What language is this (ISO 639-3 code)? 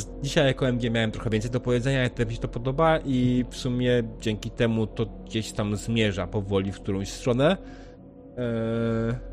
pol